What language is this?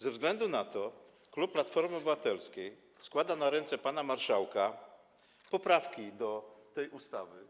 Polish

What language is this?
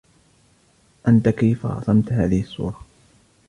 Arabic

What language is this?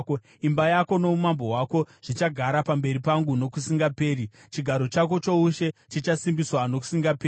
Shona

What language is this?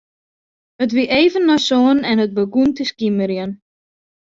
Western Frisian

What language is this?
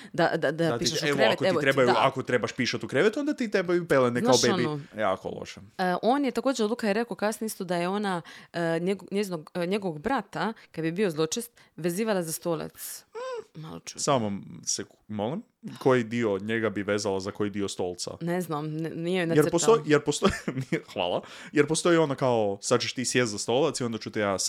Croatian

